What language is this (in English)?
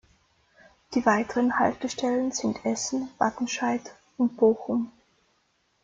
German